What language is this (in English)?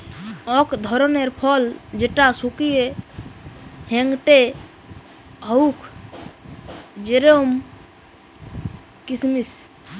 Bangla